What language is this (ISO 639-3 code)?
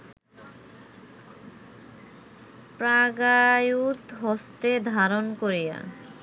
ben